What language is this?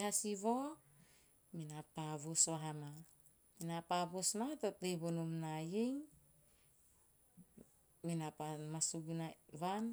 Teop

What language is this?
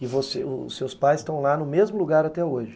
Portuguese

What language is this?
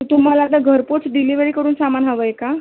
Marathi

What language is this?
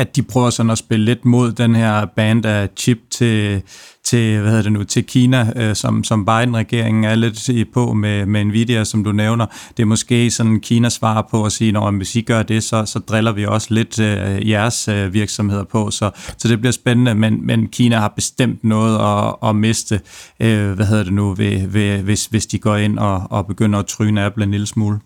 Danish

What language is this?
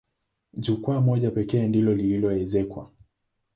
Swahili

